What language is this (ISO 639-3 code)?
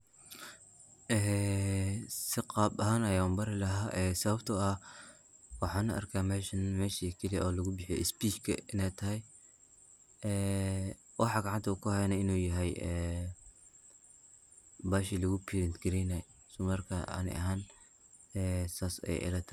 som